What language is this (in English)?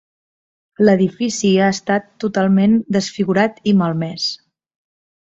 Catalan